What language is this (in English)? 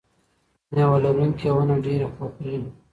Pashto